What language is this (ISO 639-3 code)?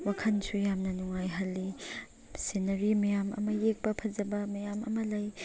mni